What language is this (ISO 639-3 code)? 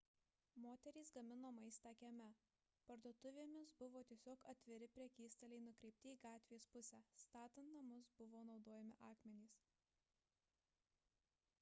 lit